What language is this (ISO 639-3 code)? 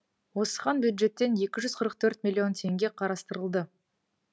kaz